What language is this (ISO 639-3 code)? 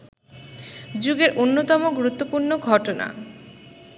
ben